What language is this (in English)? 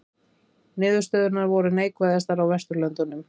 Icelandic